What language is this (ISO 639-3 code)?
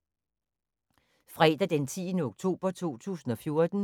dan